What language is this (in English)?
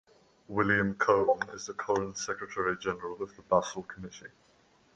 English